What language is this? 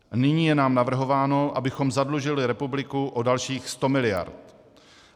Czech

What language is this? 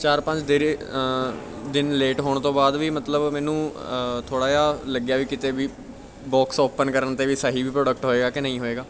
Punjabi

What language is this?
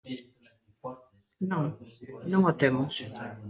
Galician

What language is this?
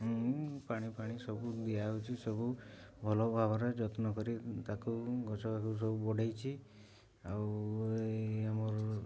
Odia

